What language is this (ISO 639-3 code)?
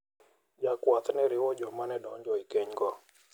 luo